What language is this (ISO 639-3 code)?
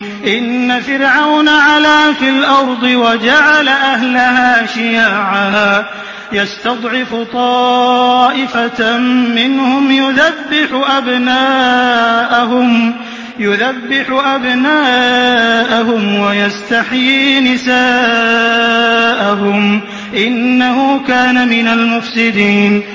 ara